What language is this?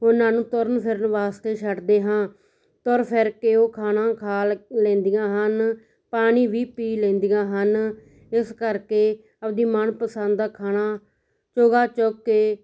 Punjabi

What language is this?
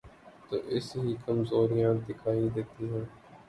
Urdu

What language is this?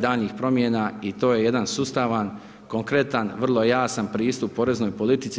Croatian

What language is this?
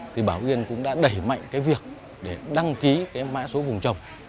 Vietnamese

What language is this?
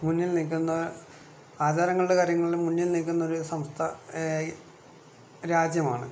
Malayalam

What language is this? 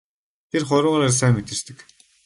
Mongolian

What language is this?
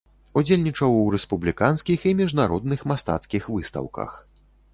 Belarusian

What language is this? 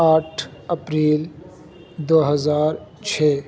Urdu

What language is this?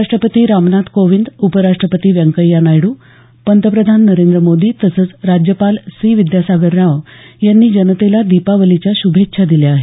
Marathi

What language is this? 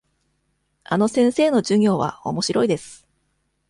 Japanese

